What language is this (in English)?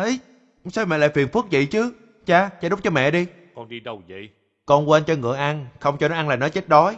Vietnamese